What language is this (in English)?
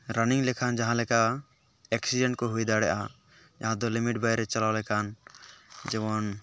Santali